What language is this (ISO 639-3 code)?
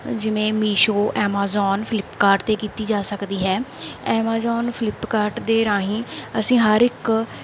pan